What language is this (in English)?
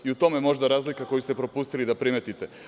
Serbian